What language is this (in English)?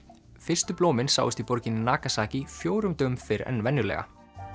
Icelandic